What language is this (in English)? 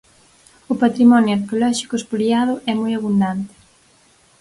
Galician